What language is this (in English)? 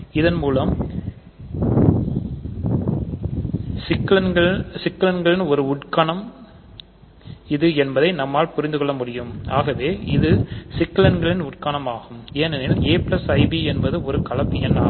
Tamil